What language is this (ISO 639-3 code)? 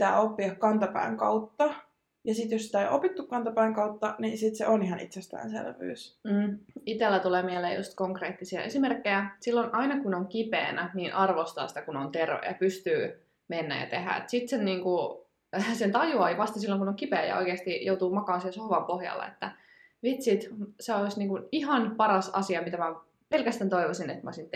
fin